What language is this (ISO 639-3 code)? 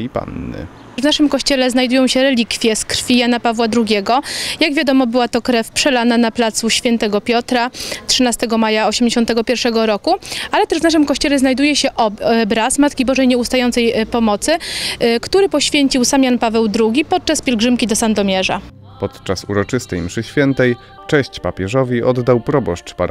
pol